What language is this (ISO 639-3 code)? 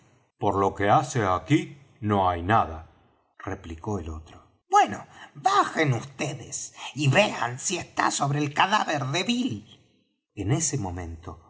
spa